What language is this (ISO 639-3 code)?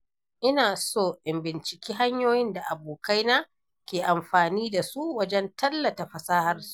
hau